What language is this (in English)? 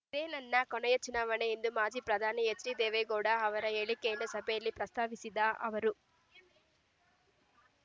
Kannada